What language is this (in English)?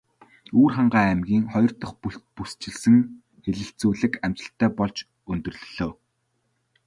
Mongolian